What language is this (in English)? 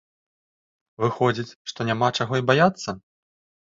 Belarusian